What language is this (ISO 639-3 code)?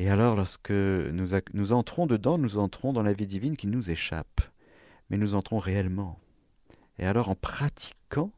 fra